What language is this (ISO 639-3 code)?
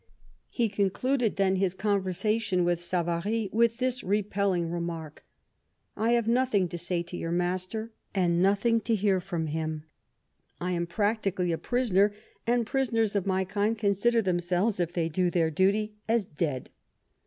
eng